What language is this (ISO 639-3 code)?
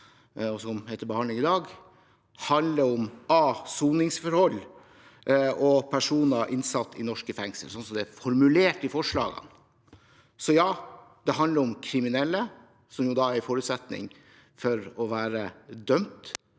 nor